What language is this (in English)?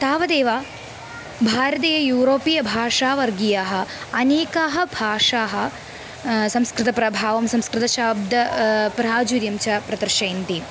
Sanskrit